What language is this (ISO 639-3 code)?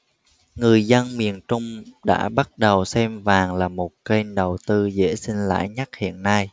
vie